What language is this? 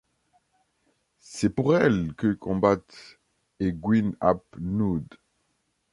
French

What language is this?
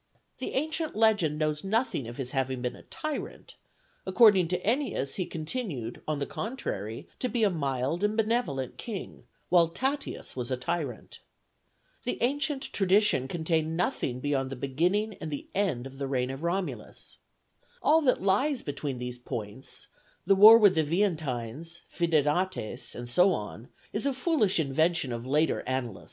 English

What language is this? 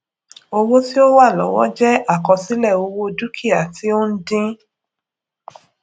Yoruba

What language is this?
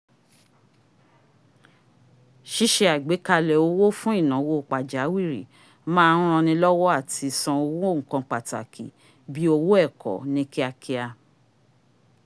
Yoruba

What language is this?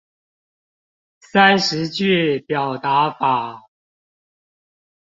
Chinese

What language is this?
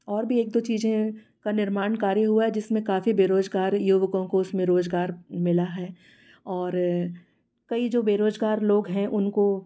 Hindi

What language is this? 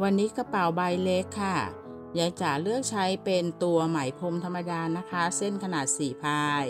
Thai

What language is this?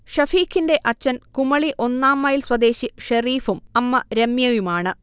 Malayalam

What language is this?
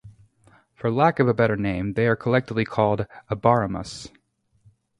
English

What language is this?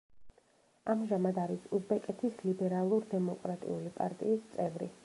Georgian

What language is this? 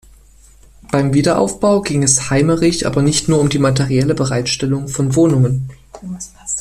German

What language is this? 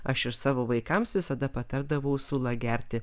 Lithuanian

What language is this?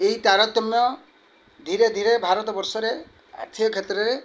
Odia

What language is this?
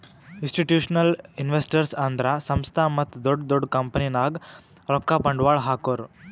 Kannada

